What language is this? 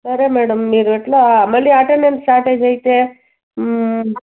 Telugu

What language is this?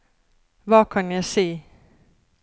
Norwegian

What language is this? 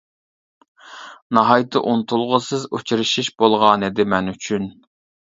Uyghur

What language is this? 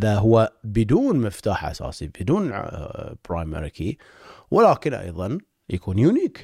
Arabic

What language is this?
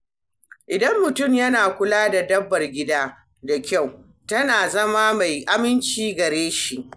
Hausa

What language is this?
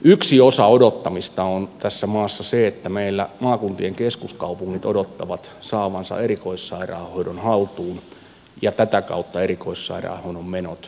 Finnish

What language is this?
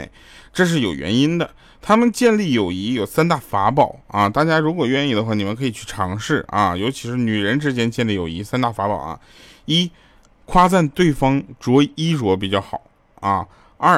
Chinese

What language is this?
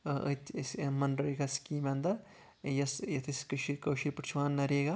Kashmiri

